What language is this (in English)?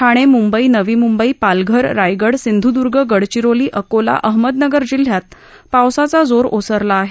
Marathi